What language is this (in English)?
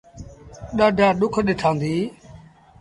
Sindhi Bhil